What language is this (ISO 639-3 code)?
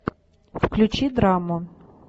rus